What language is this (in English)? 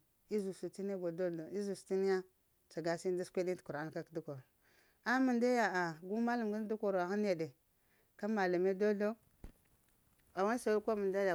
Lamang